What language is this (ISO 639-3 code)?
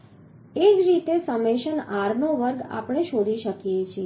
guj